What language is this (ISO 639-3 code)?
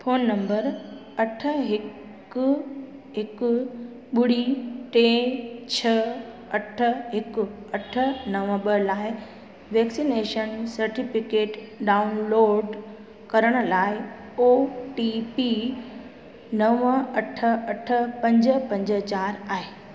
snd